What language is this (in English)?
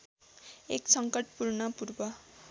Nepali